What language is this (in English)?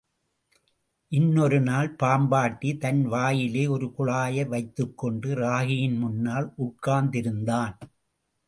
Tamil